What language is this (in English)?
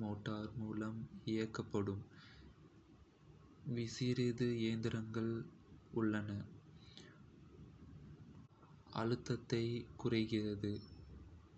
Kota (India)